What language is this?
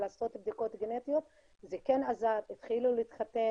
Hebrew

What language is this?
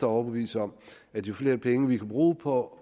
Danish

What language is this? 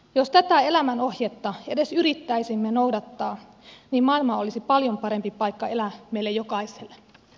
Finnish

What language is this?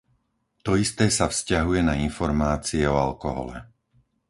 Slovak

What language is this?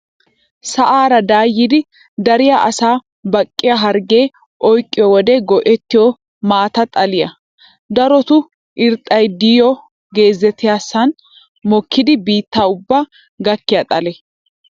Wolaytta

